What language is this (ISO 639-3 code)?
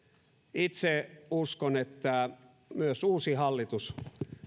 fin